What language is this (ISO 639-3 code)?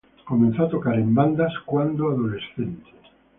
spa